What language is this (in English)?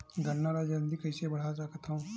Chhattisgarhi